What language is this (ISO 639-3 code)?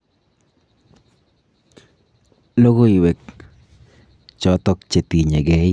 kln